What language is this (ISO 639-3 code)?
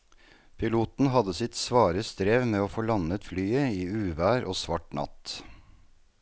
nor